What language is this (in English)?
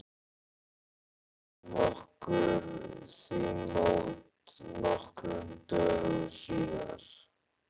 Icelandic